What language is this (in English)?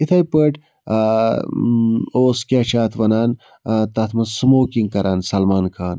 Kashmiri